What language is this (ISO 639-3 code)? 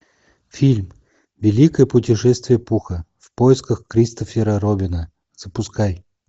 rus